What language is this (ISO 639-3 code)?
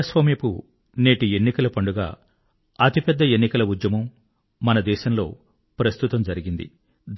tel